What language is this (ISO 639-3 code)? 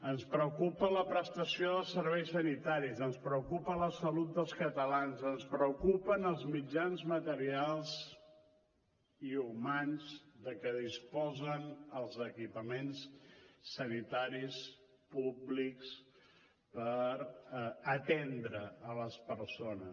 cat